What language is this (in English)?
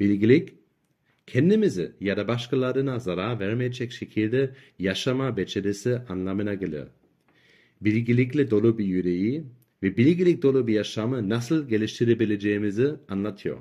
Turkish